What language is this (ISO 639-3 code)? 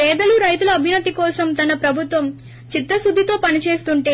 tel